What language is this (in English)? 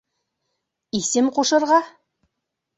Bashkir